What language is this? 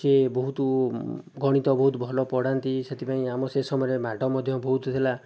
Odia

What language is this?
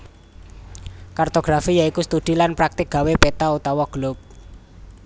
Javanese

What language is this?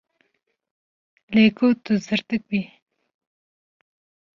Kurdish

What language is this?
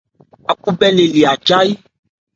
Ebrié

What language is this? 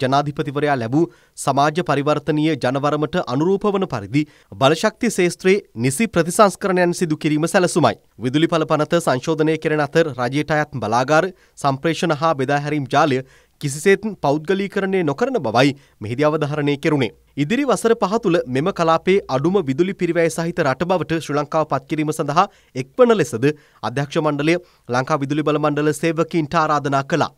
Hindi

